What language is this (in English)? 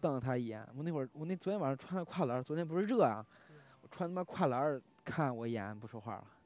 Chinese